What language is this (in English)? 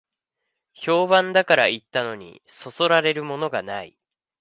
Japanese